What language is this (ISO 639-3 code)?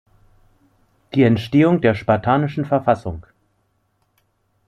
deu